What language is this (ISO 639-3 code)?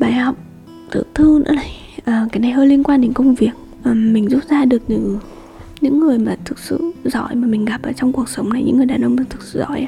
vie